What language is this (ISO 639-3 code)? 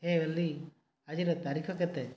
ori